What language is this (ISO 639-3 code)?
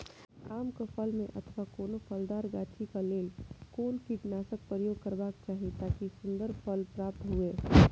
mai